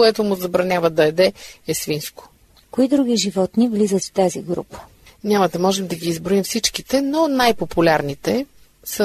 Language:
Bulgarian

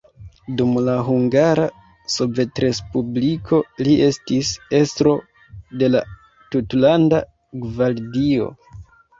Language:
Esperanto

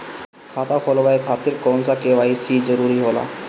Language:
Bhojpuri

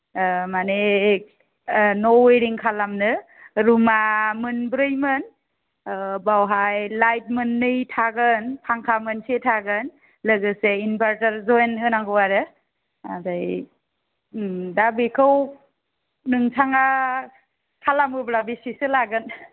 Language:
Bodo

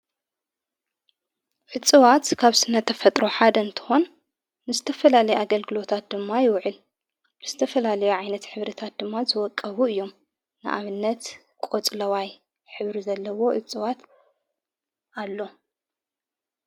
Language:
Tigrinya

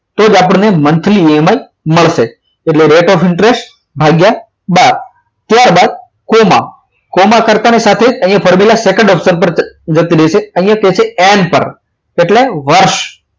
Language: Gujarati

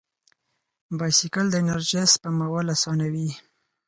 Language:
Pashto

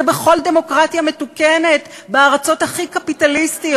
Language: Hebrew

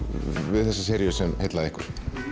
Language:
Icelandic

